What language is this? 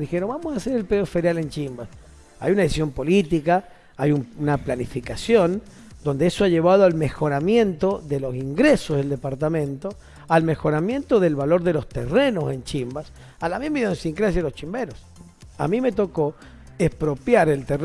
Spanish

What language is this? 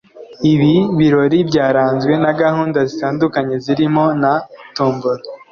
Kinyarwanda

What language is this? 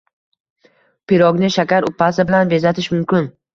Uzbek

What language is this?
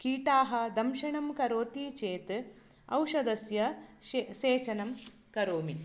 Sanskrit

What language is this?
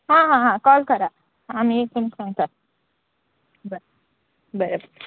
Konkani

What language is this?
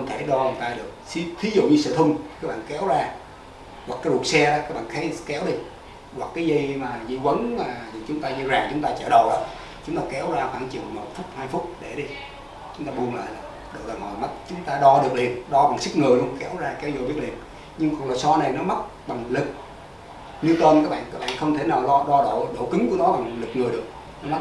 Vietnamese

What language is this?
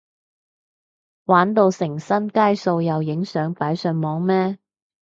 Cantonese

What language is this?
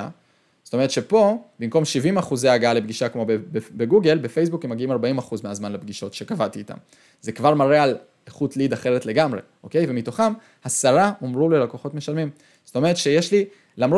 Hebrew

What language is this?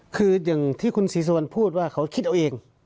Thai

